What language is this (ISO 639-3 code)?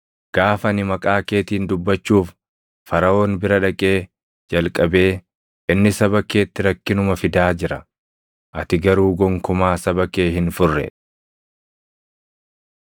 orm